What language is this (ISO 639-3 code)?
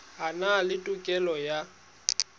sot